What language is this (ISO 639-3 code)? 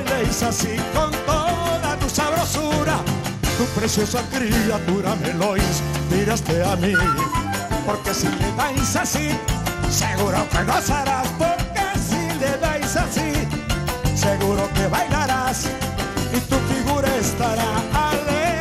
spa